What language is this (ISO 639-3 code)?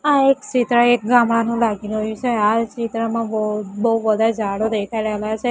guj